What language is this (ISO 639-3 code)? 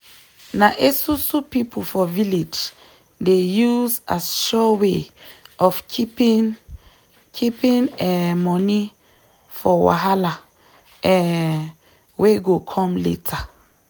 pcm